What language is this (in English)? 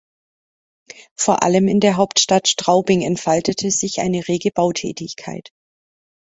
German